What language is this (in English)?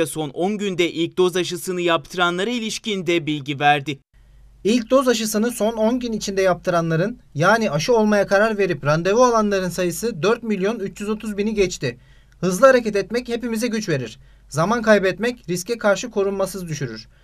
Turkish